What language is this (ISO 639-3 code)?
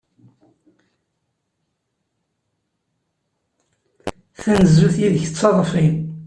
kab